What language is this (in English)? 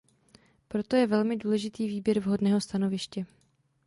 Czech